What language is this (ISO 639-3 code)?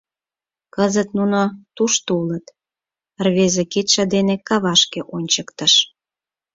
chm